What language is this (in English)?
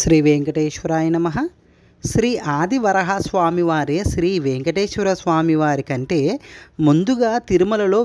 Romanian